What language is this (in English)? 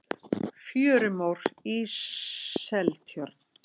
Icelandic